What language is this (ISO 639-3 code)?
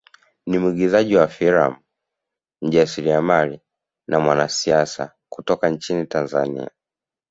swa